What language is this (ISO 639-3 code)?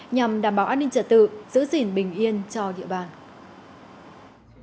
vie